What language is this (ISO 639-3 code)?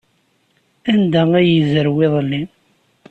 kab